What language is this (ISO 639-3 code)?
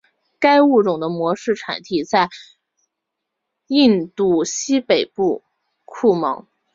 zho